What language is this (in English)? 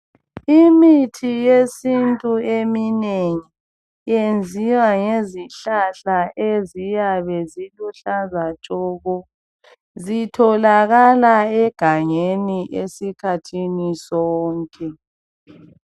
North Ndebele